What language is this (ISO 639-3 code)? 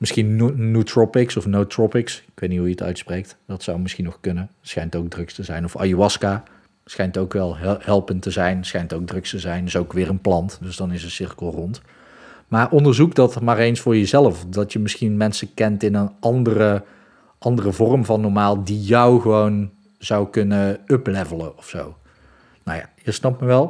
nld